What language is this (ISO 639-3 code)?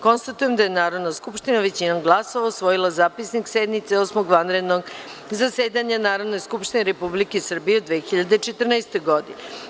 srp